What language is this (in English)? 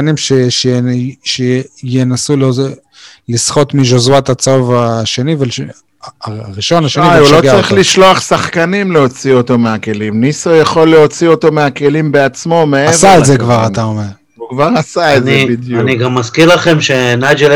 Hebrew